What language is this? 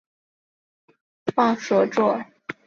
Chinese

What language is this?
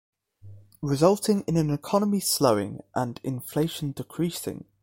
English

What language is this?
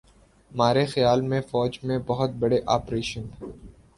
Urdu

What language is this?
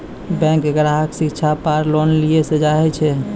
Maithili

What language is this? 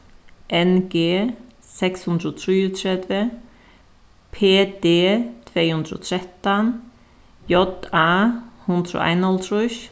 Faroese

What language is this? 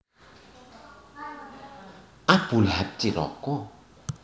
Javanese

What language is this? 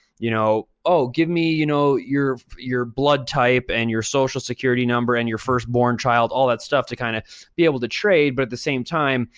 English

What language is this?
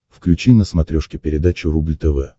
Russian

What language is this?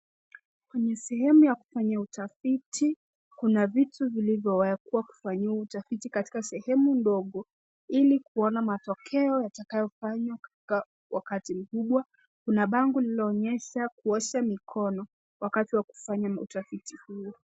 Swahili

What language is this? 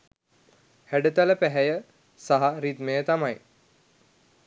Sinhala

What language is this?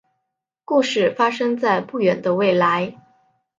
Chinese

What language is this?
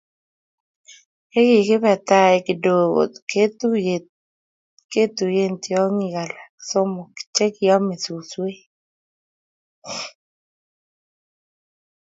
Kalenjin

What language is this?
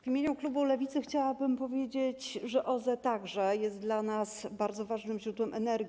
Polish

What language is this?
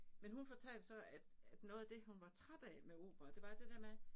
Danish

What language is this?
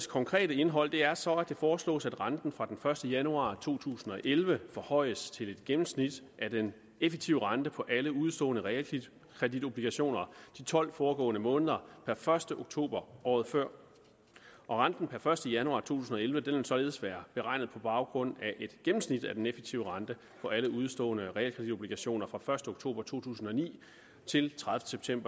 Danish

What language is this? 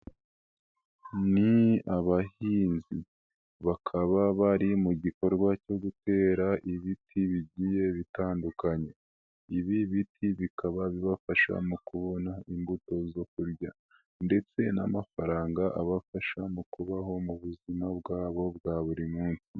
Kinyarwanda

